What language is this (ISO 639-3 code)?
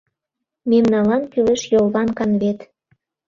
chm